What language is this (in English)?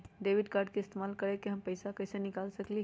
Magahi